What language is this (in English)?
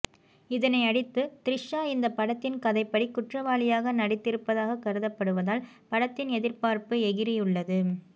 Tamil